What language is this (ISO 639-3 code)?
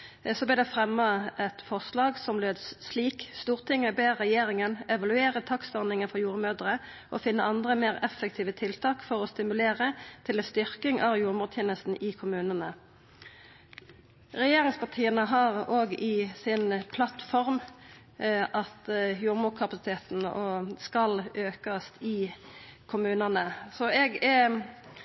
nno